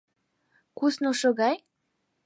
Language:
Mari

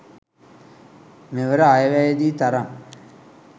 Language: Sinhala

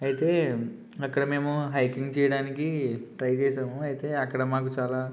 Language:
Telugu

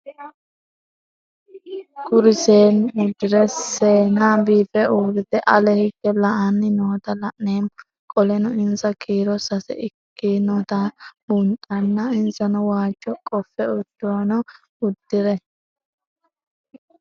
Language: Sidamo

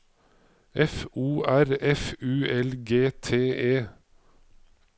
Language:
Norwegian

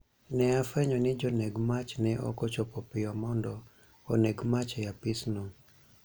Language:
Luo (Kenya and Tanzania)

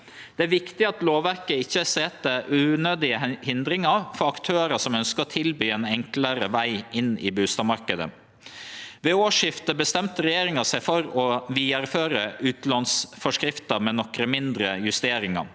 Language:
Norwegian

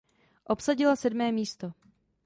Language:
Czech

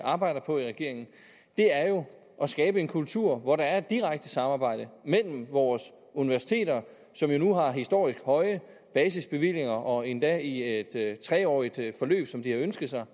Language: Danish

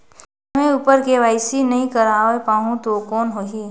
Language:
Chhattisgarhi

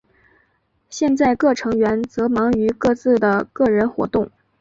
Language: Chinese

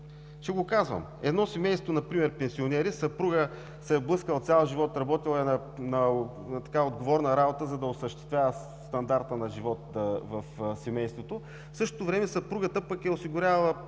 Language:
Bulgarian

